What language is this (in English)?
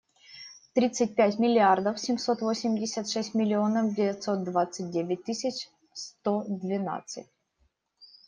Russian